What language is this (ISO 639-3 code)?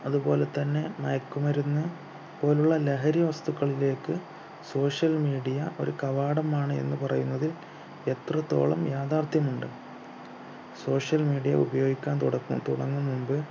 mal